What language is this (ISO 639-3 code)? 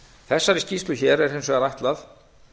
isl